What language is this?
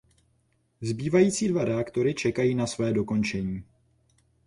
Czech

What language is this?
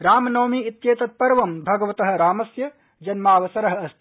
Sanskrit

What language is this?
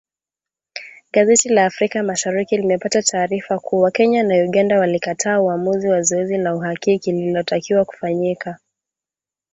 Swahili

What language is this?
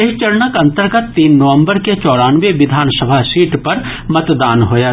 Maithili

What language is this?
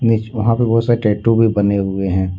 Hindi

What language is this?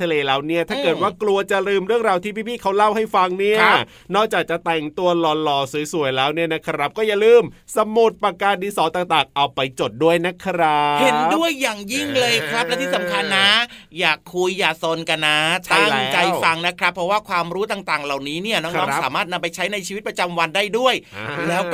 Thai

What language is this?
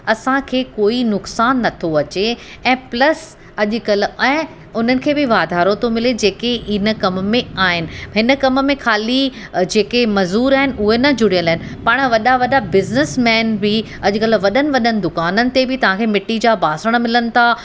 Sindhi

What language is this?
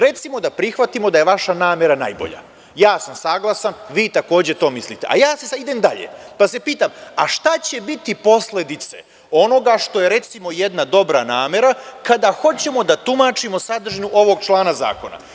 Serbian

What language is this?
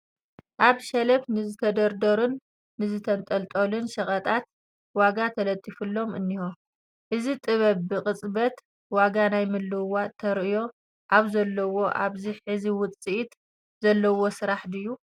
Tigrinya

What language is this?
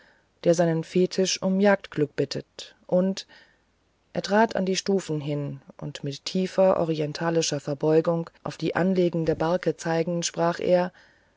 German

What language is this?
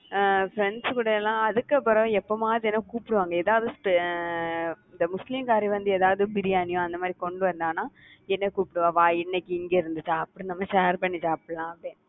Tamil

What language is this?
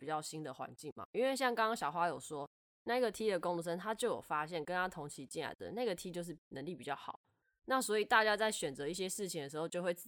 Chinese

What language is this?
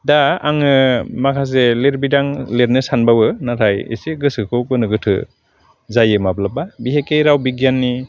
Bodo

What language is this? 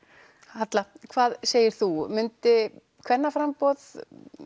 Icelandic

